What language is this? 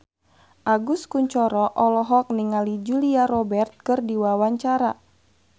Sundanese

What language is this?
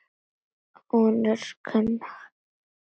Icelandic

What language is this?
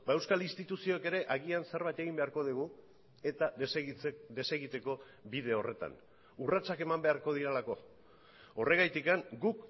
Basque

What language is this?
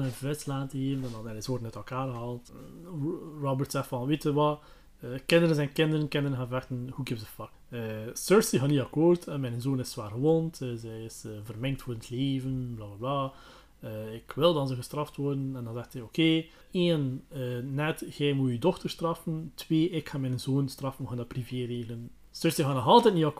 Dutch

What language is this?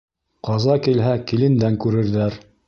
Bashkir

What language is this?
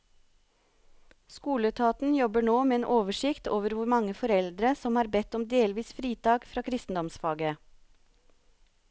Norwegian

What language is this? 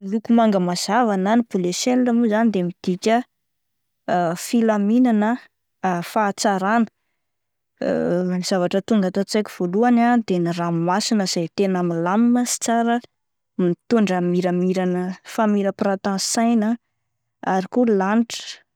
Malagasy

